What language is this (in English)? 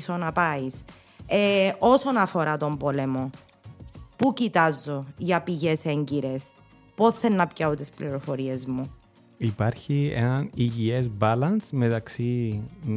Greek